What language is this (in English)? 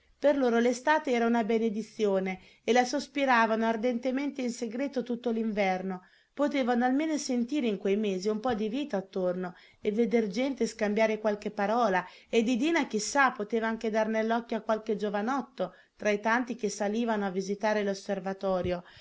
Italian